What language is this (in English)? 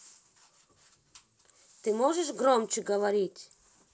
Russian